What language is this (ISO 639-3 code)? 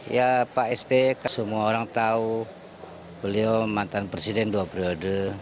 ind